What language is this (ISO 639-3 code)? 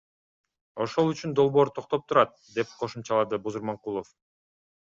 kir